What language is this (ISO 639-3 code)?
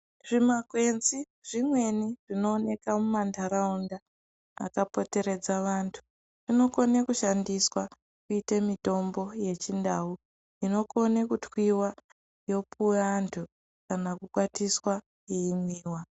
ndc